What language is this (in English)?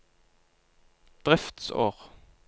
Norwegian